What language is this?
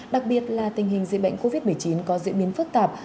Vietnamese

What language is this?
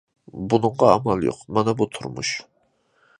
Uyghur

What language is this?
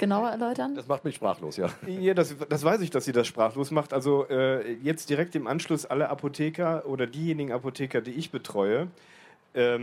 German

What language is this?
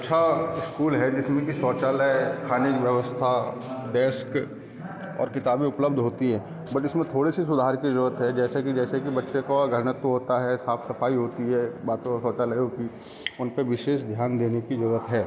Hindi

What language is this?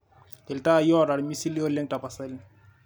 Masai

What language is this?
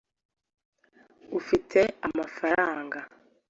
Kinyarwanda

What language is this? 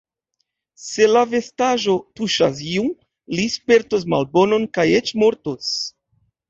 Esperanto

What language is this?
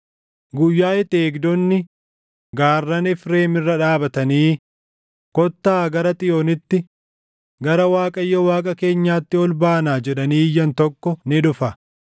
Oromo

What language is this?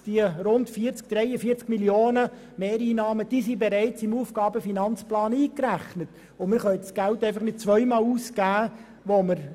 Swiss German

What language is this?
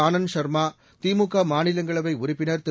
Tamil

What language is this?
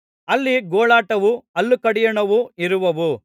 Kannada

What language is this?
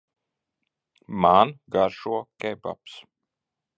Latvian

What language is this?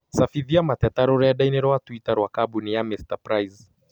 Kikuyu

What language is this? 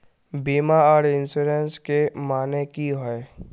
Magahi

